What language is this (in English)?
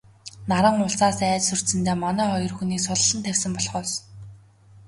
Mongolian